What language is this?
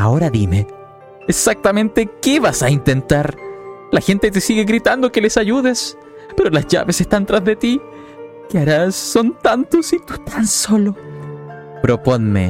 Spanish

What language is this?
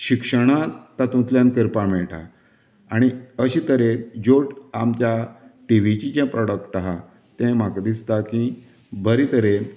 Konkani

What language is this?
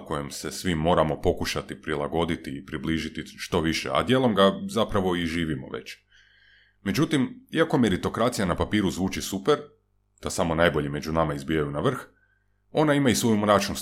Croatian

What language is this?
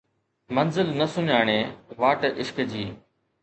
Sindhi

